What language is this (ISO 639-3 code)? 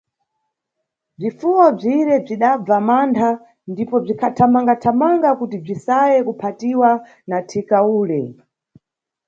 nyu